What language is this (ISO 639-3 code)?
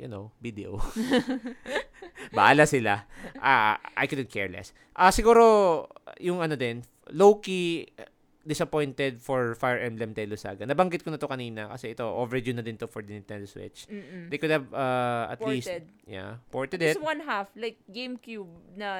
fil